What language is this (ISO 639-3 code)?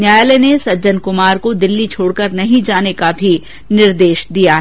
hin